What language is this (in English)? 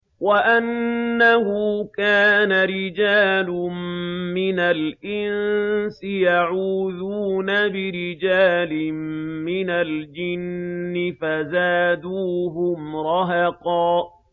Arabic